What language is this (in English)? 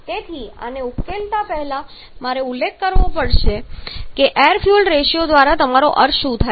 Gujarati